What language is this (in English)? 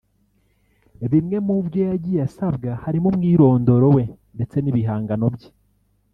Kinyarwanda